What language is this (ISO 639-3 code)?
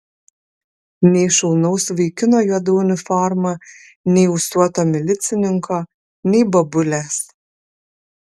lit